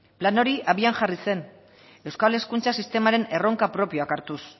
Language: Basque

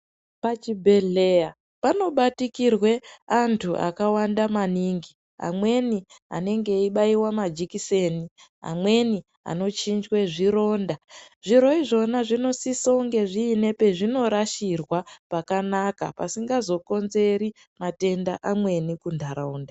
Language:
Ndau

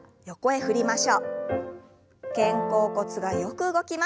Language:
Japanese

